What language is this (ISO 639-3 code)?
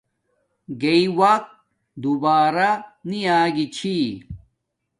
dmk